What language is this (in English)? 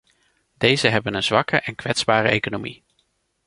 Dutch